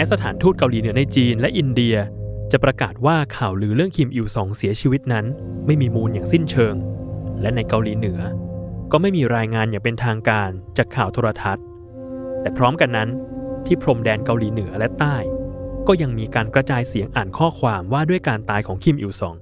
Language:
Thai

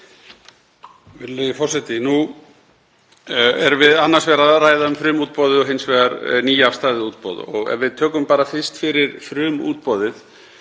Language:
Icelandic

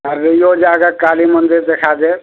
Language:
Maithili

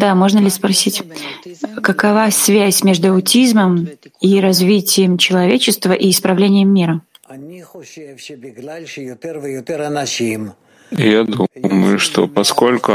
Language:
Russian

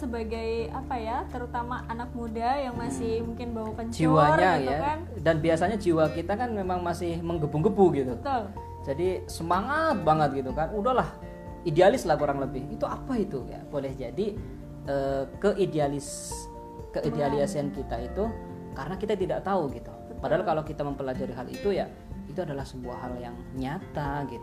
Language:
Indonesian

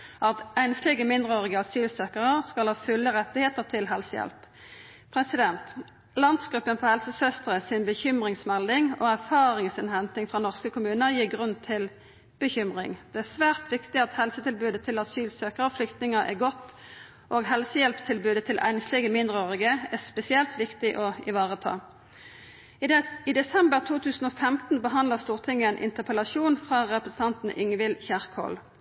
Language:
Norwegian Nynorsk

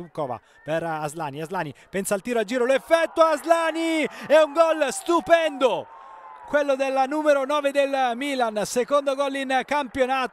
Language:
Italian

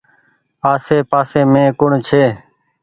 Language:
Goaria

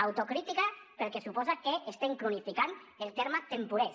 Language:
Catalan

